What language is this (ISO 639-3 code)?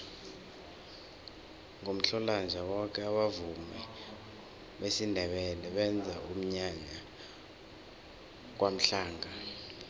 nbl